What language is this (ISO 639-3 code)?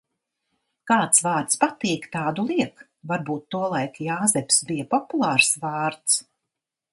lav